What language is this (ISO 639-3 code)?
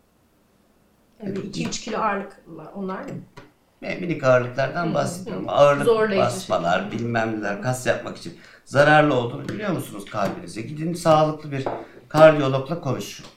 tur